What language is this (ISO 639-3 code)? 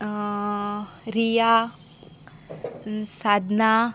kok